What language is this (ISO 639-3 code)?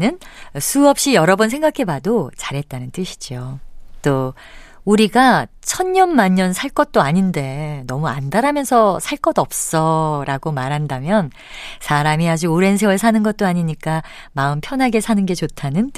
kor